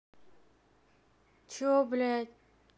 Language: Russian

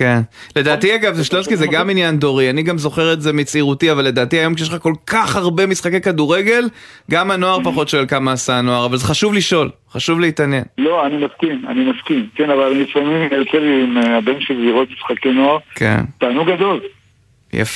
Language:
Hebrew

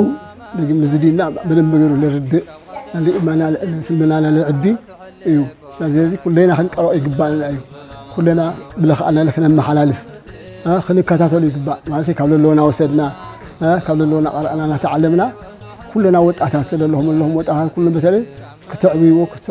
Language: Arabic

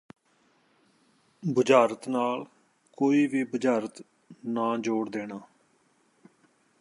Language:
Punjabi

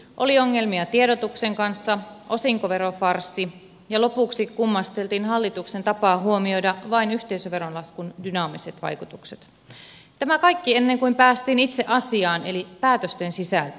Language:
Finnish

